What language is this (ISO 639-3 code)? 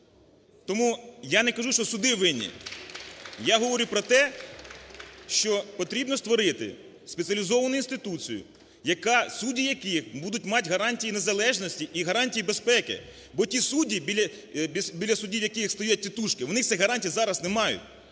ukr